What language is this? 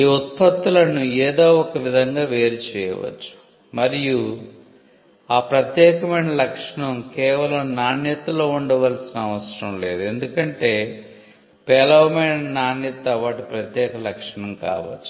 Telugu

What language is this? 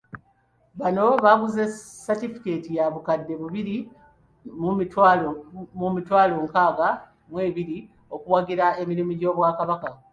Ganda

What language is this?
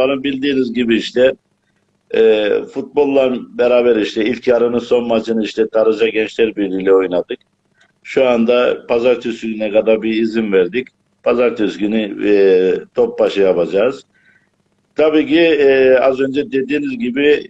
Turkish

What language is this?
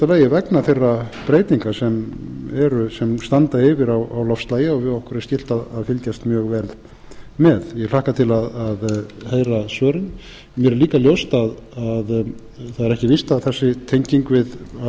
Icelandic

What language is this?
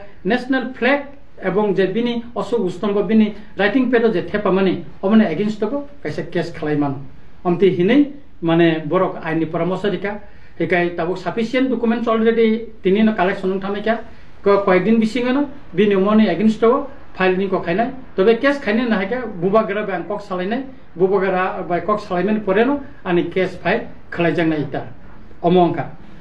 Bangla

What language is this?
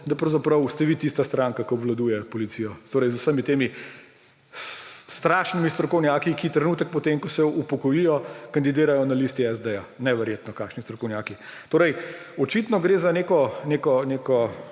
Slovenian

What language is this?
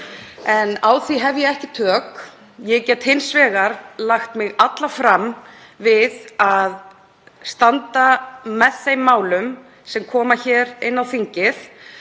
Icelandic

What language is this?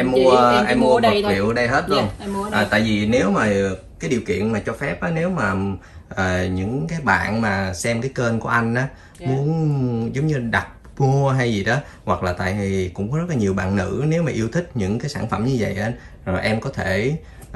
Vietnamese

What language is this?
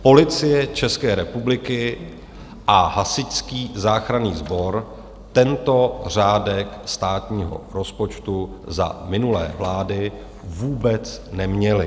Czech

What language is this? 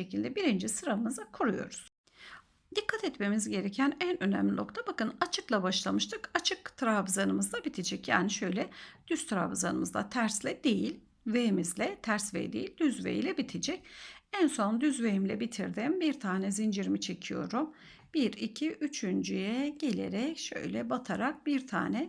Turkish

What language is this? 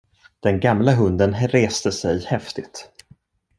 Swedish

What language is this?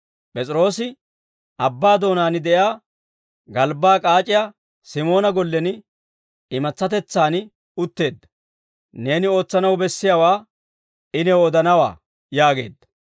Dawro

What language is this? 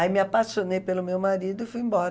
Portuguese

